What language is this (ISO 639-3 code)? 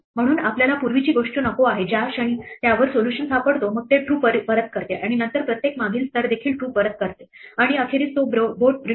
mar